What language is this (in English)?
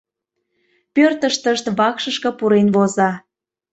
Mari